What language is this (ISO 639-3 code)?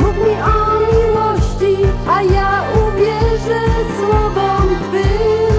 pol